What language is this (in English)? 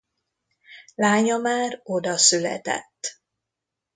Hungarian